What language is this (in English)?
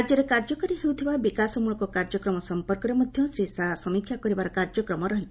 Odia